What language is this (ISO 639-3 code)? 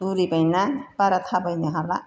brx